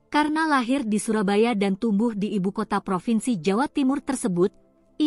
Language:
Indonesian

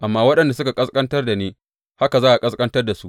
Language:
Hausa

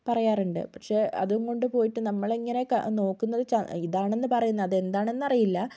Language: Malayalam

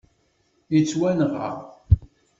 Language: Kabyle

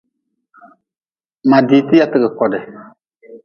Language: Nawdm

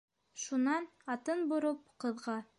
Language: Bashkir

